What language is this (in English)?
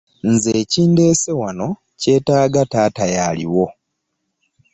Ganda